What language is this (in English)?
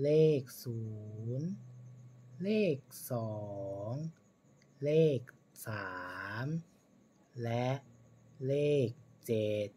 Thai